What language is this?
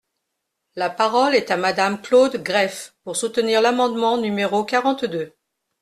French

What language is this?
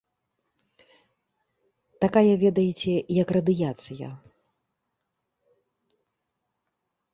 Belarusian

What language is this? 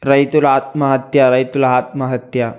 Telugu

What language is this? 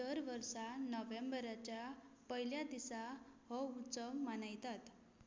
Konkani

